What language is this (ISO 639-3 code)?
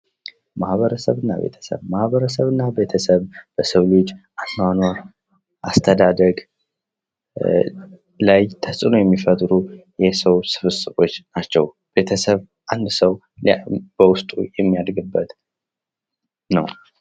amh